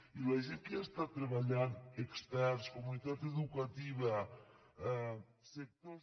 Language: Catalan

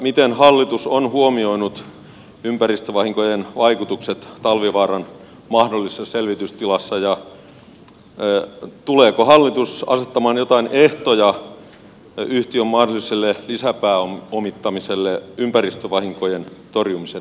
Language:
Finnish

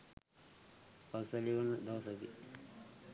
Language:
Sinhala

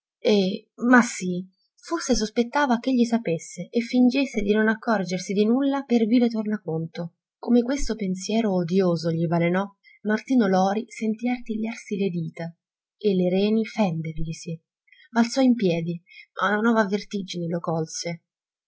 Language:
Italian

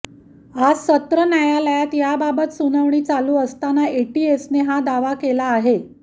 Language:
Marathi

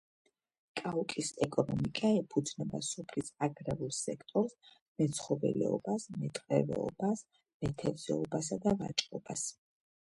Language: Georgian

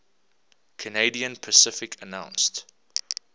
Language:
English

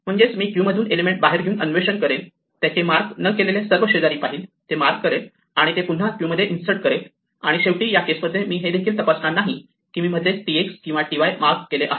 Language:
Marathi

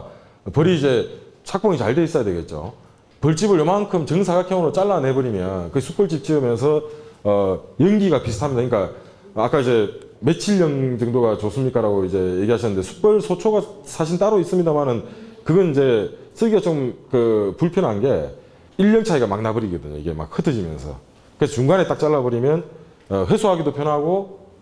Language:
Korean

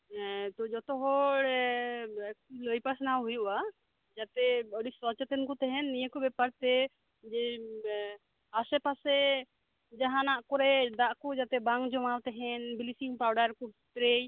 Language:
Santali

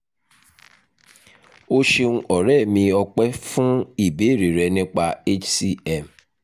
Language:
Yoruba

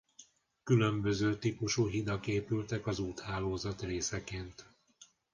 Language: Hungarian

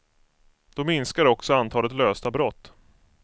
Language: Swedish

